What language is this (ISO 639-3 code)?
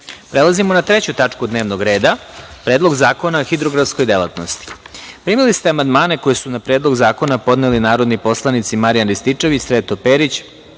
srp